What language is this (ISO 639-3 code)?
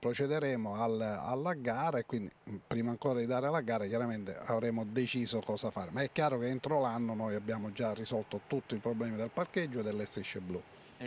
ita